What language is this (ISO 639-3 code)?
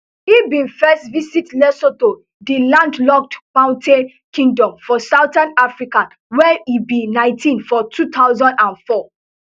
pcm